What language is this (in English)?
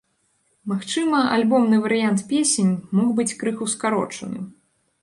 Belarusian